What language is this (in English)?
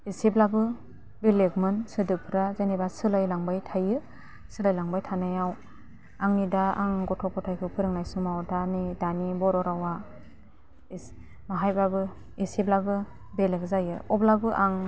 Bodo